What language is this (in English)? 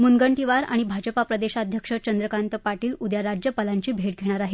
Marathi